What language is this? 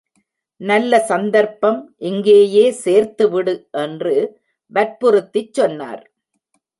Tamil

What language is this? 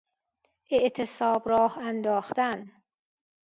Persian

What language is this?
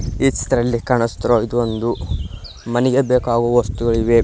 Kannada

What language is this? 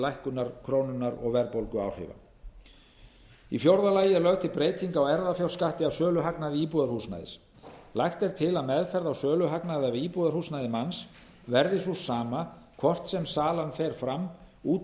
Icelandic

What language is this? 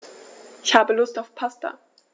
German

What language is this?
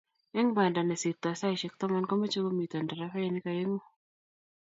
Kalenjin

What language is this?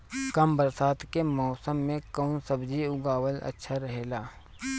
Bhojpuri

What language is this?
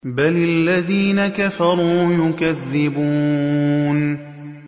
Arabic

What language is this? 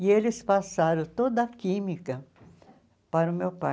Portuguese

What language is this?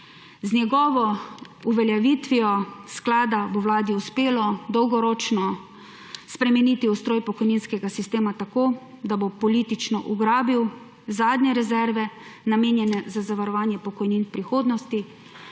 Slovenian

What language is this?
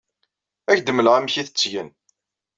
Kabyle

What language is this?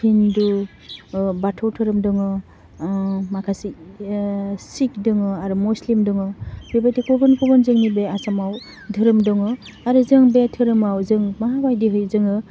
Bodo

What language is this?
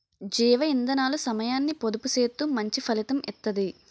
Telugu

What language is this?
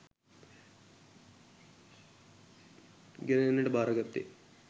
Sinhala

